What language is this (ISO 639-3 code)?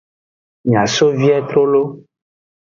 ajg